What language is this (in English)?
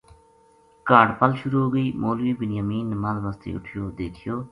Gujari